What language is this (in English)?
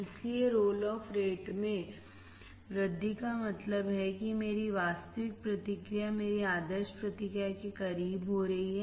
Hindi